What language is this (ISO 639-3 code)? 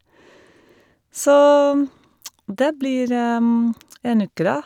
nor